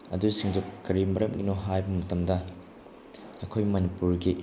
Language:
Manipuri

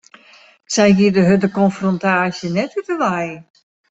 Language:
Western Frisian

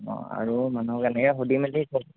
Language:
Assamese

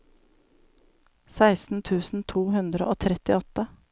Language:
Norwegian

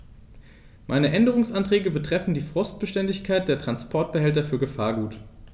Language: German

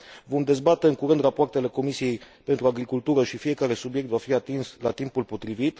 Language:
Romanian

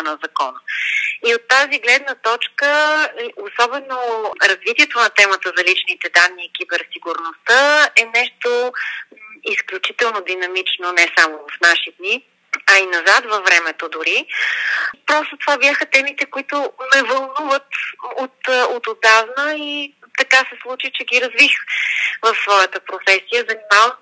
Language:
Bulgarian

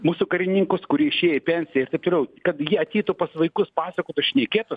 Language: Lithuanian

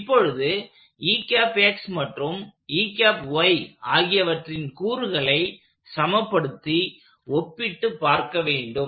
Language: Tamil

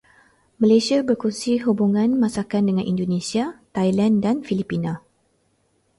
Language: Malay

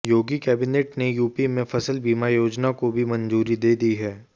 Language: Hindi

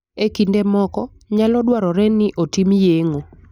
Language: Luo (Kenya and Tanzania)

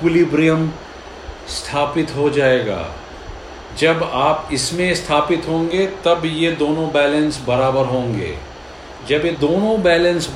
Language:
Hindi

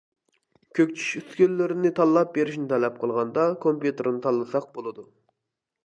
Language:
Uyghur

